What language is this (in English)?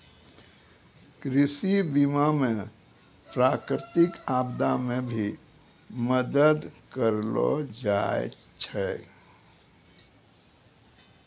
Maithili